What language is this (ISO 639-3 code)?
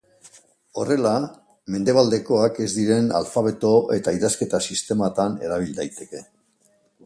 eus